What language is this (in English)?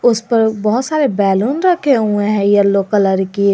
Hindi